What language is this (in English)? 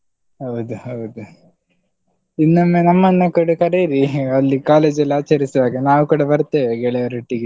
Kannada